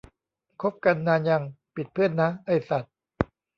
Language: Thai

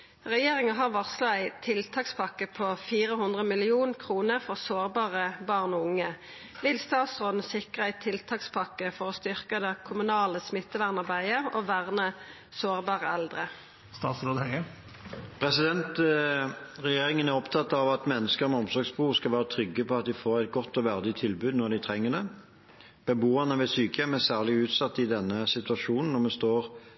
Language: Norwegian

